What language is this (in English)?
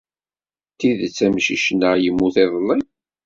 Kabyle